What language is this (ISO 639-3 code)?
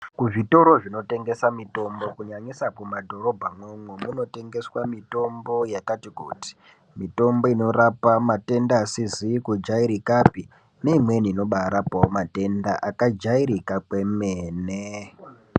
ndc